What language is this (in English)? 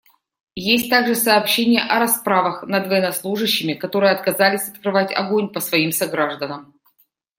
Russian